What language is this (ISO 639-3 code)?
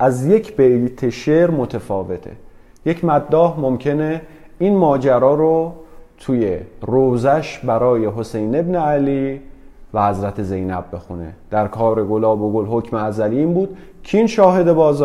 fas